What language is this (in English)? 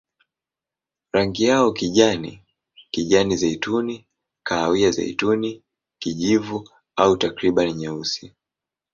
Swahili